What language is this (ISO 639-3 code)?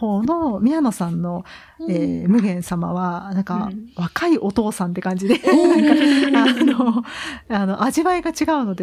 jpn